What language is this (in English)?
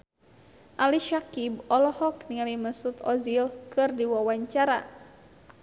Sundanese